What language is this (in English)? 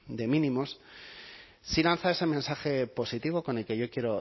Spanish